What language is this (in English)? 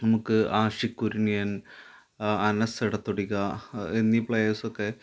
Malayalam